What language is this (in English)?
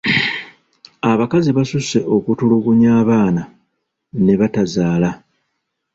Ganda